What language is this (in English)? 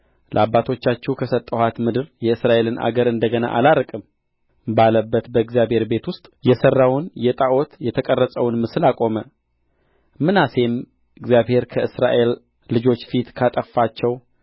Amharic